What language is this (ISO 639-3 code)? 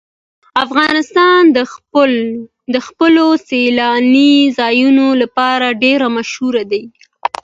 pus